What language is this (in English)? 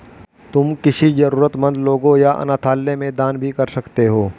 Hindi